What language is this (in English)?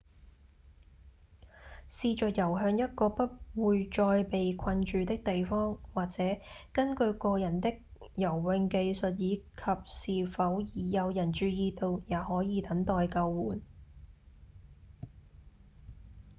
Cantonese